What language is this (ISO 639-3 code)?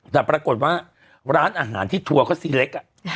tha